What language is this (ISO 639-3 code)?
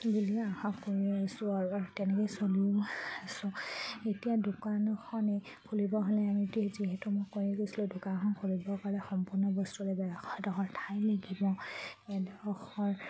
asm